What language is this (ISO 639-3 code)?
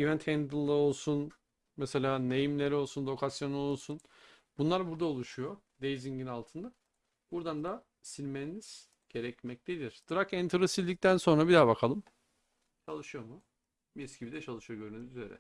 tur